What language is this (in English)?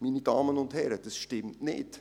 Swiss German